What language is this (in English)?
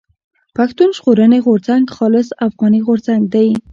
Pashto